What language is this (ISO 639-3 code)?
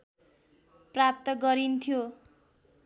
nep